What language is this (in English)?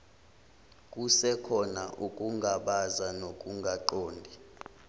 Zulu